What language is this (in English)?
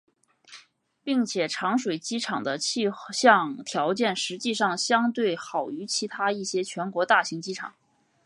Chinese